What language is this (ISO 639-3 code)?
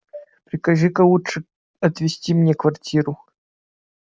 rus